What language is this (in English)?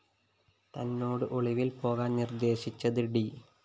Malayalam